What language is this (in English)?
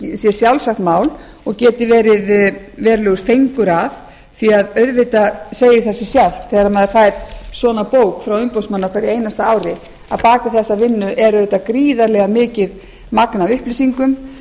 Icelandic